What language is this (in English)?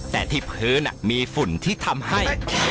Thai